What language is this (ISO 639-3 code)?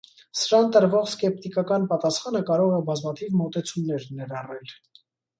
hye